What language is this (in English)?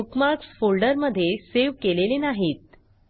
Marathi